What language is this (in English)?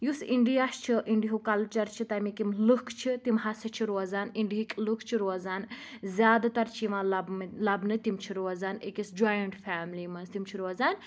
Kashmiri